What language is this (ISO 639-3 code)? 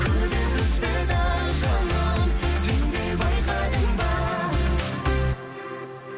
kaz